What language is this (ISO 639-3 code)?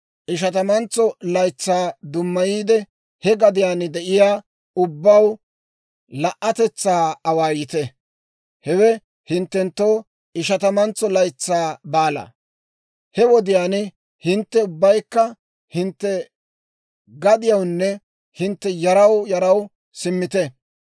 dwr